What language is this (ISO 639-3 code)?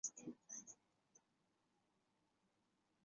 zho